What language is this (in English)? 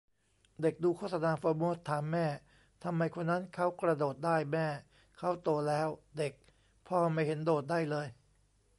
Thai